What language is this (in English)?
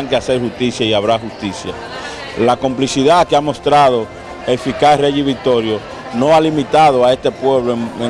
Spanish